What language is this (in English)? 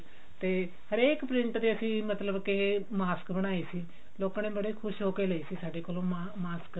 Punjabi